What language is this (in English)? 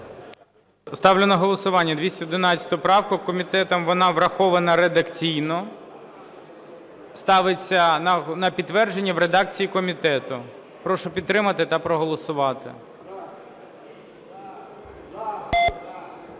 Ukrainian